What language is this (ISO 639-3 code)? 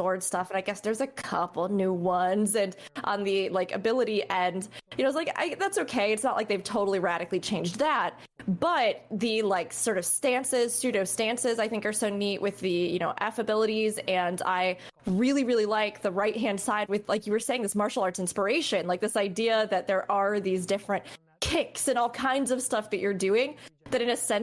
eng